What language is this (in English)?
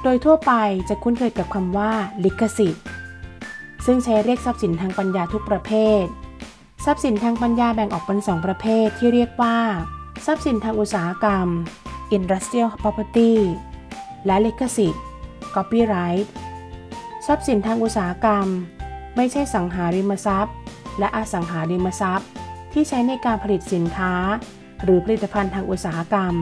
Thai